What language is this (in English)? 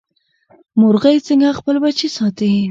Pashto